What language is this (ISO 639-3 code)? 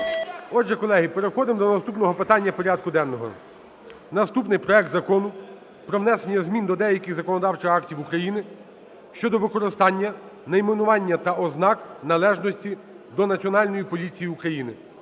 ukr